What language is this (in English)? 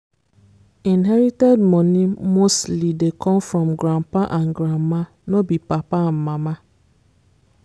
Nigerian Pidgin